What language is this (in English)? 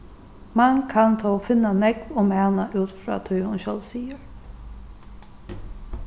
Faroese